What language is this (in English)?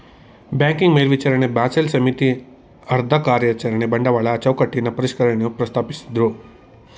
Kannada